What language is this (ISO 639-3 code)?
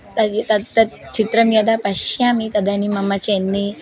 san